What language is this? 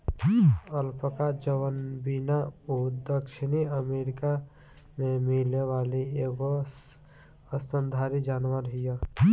Bhojpuri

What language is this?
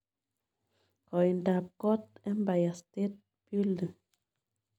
Kalenjin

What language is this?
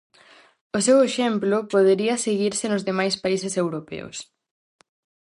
Galician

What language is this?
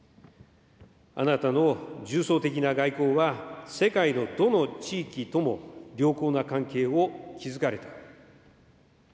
Japanese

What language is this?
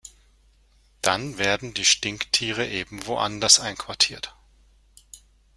German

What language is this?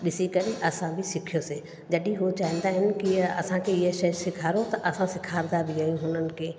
Sindhi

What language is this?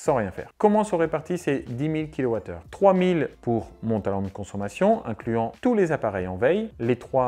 French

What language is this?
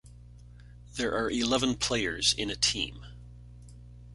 English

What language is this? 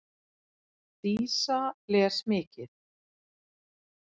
Icelandic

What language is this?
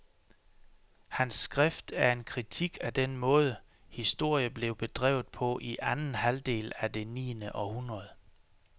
Danish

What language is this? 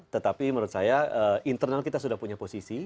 Indonesian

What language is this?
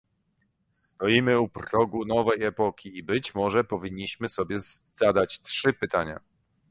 Polish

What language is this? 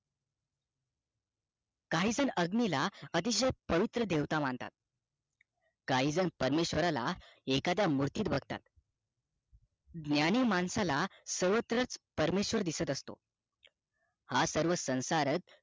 Marathi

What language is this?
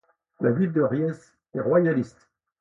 French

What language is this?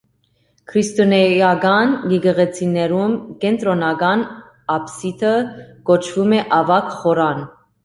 Armenian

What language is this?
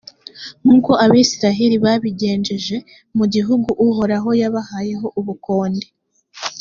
Kinyarwanda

